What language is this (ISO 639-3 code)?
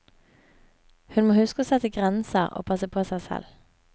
nor